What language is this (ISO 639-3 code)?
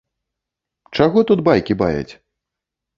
bel